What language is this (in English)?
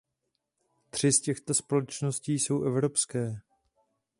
Czech